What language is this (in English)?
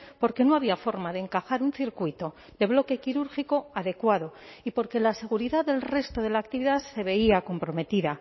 Spanish